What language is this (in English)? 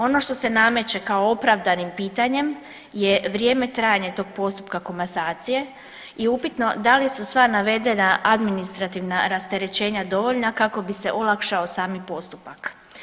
Croatian